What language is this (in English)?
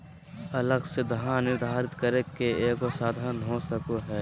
Magahi